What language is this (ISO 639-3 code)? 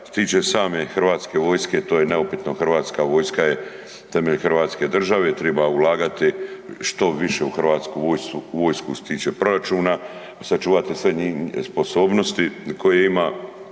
hrv